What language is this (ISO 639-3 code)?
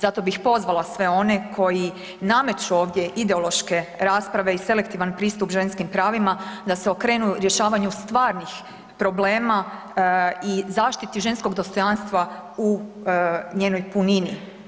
hrv